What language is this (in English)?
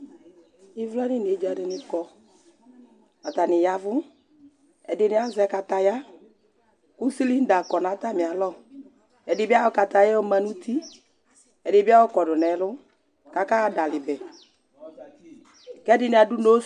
Ikposo